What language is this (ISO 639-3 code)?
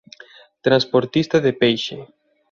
glg